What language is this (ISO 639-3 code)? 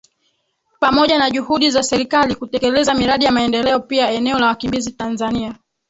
swa